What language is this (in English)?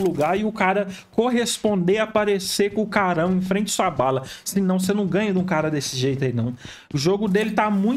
Portuguese